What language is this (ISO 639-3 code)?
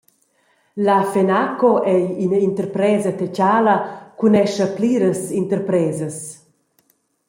roh